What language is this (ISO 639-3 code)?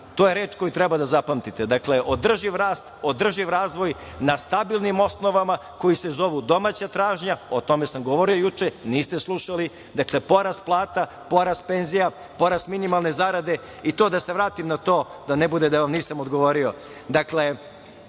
srp